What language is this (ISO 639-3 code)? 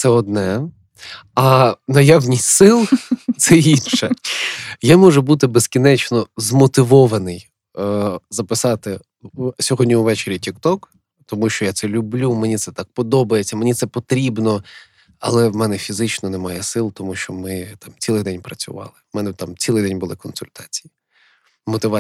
ukr